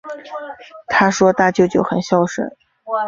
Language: Chinese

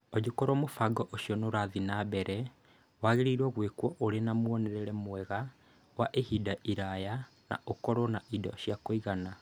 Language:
Kikuyu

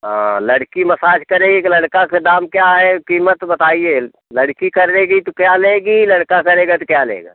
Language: Hindi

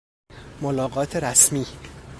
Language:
Persian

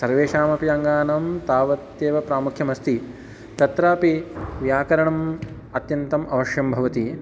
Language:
Sanskrit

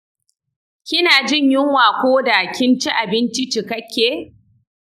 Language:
Hausa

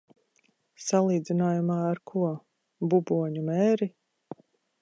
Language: Latvian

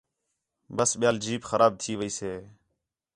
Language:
Khetrani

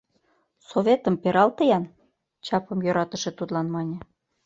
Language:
Mari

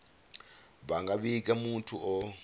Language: Venda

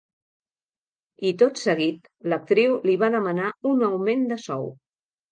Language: Catalan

